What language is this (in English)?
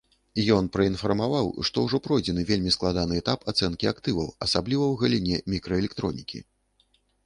Belarusian